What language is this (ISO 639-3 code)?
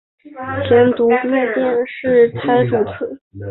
zho